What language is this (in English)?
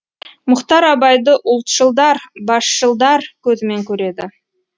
Kazakh